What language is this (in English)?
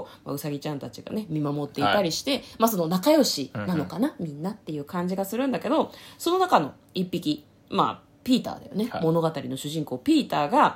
Japanese